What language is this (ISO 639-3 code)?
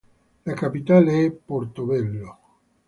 ita